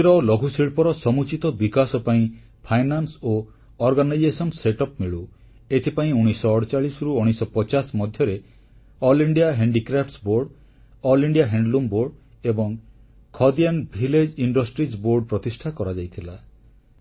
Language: Odia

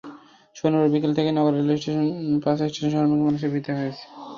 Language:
Bangla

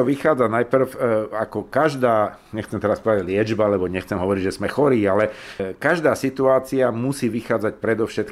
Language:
Slovak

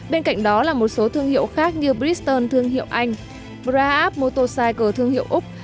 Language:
Vietnamese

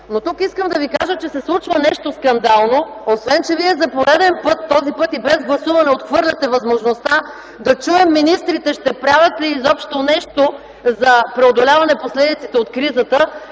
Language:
Bulgarian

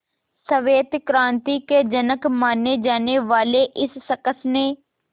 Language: Hindi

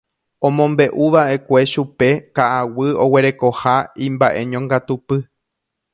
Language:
Guarani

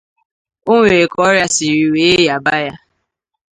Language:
Igbo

